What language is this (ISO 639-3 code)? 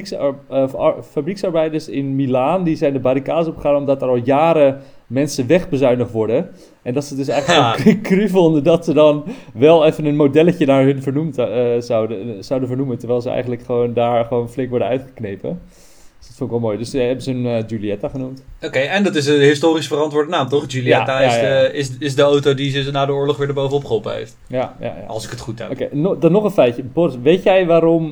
nld